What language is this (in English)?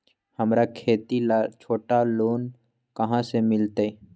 Magahi